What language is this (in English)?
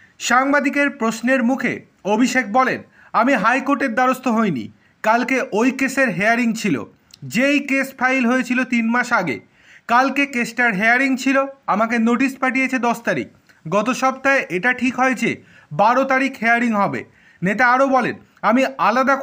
Japanese